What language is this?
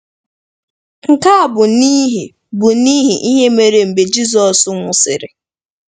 Igbo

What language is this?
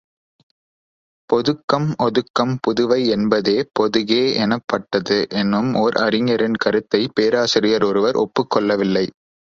Tamil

